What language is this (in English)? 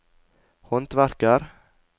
Norwegian